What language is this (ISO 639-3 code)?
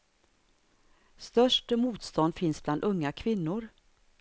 swe